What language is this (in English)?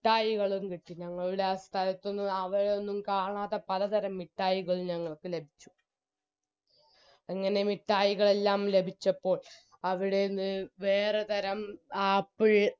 Malayalam